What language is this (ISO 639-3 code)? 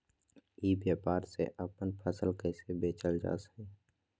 mag